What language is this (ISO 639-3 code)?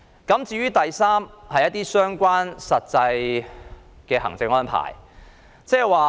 yue